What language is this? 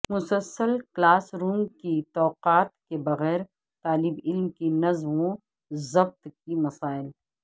Urdu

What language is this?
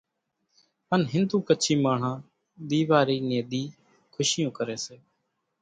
Kachi Koli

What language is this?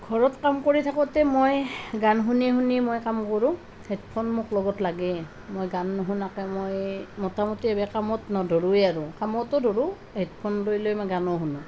Assamese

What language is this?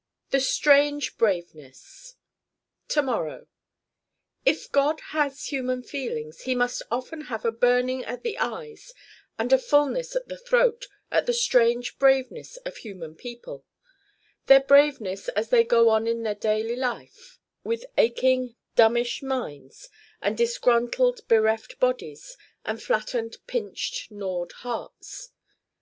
English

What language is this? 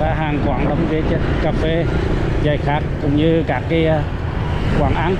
Vietnamese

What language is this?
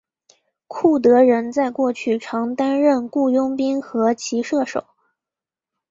Chinese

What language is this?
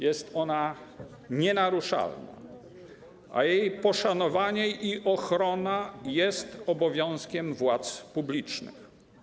Polish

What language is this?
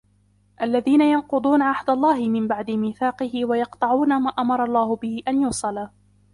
Arabic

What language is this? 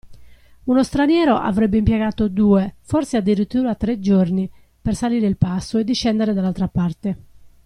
Italian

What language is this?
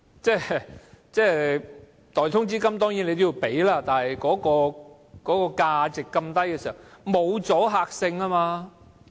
Cantonese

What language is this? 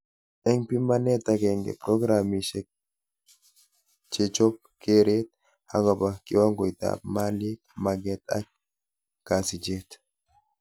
Kalenjin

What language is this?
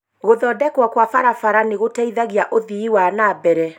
Kikuyu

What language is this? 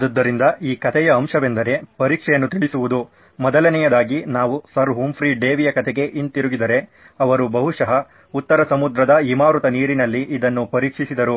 Kannada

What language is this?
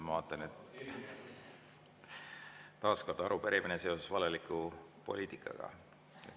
Estonian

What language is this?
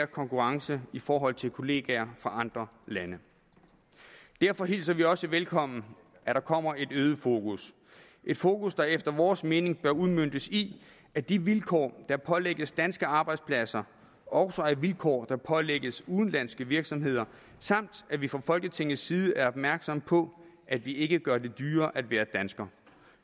Danish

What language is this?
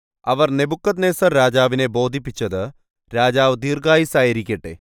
Malayalam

